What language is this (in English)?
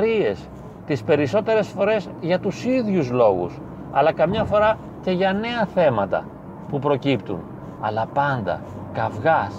Greek